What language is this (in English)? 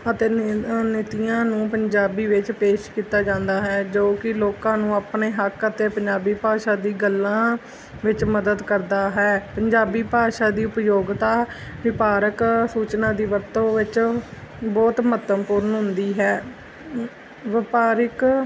Punjabi